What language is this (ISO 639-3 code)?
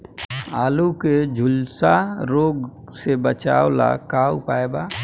bho